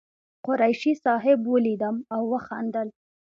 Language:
Pashto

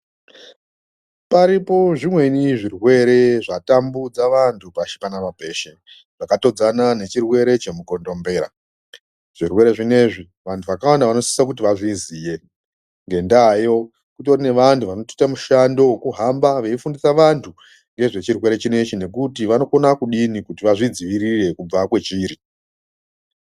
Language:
Ndau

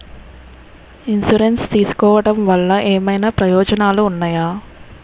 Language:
Telugu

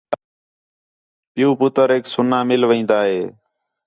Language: Khetrani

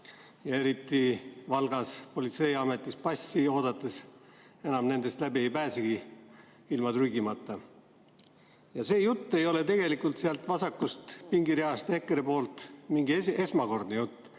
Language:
Estonian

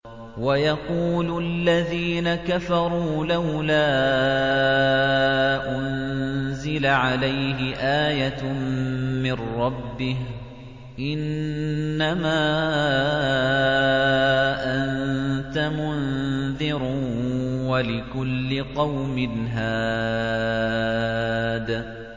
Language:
Arabic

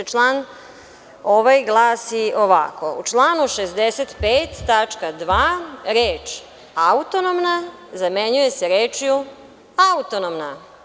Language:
Serbian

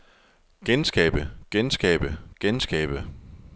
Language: Danish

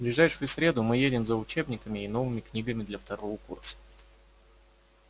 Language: Russian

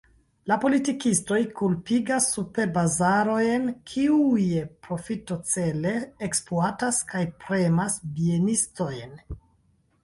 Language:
Esperanto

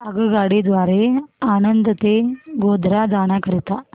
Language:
Marathi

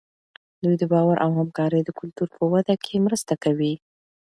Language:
Pashto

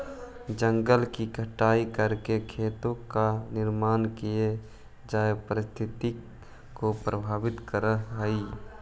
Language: Magahi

